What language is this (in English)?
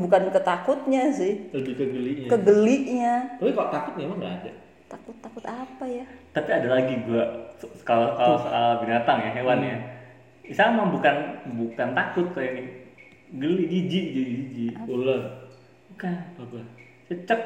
Indonesian